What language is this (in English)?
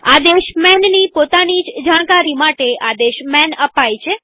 Gujarati